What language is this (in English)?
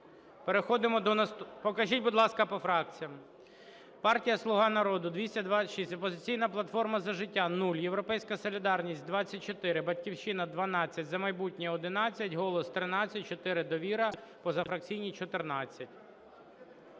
Ukrainian